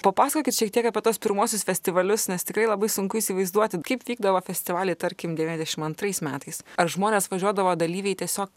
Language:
Lithuanian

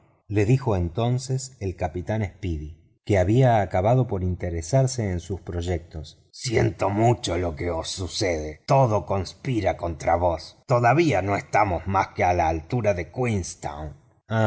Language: Spanish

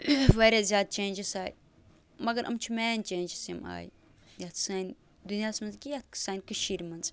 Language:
Kashmiri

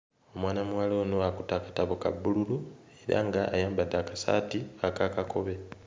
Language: Ganda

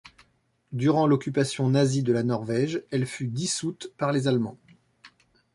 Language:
French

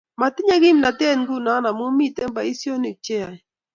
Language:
Kalenjin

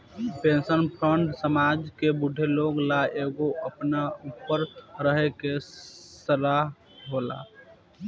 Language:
Bhojpuri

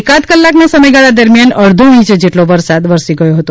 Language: Gujarati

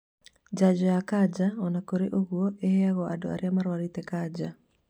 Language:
Kikuyu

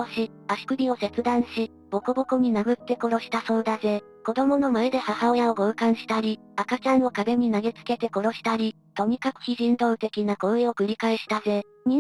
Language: Japanese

